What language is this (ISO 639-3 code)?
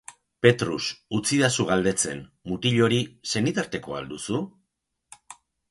eus